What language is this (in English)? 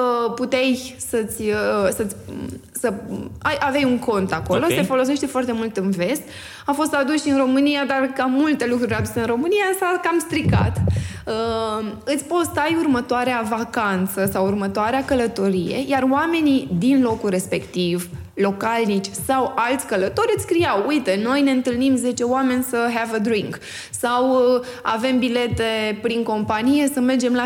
Romanian